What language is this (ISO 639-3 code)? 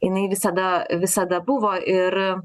lit